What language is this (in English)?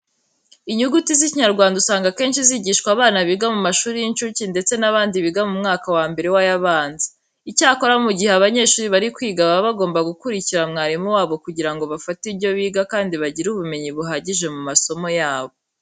Kinyarwanda